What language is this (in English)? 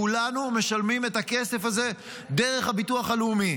Hebrew